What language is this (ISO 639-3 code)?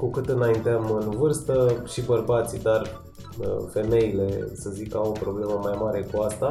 ron